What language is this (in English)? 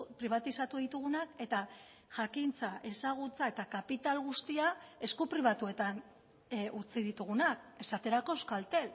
Basque